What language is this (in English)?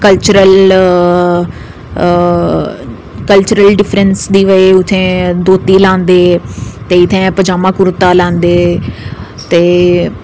Dogri